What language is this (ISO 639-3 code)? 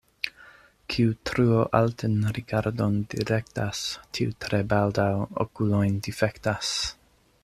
epo